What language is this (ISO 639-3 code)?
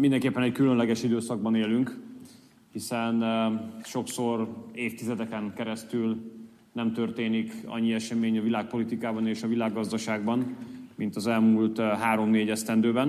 hun